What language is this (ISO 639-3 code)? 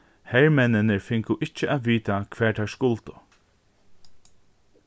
fao